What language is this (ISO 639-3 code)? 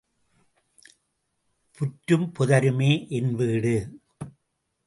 tam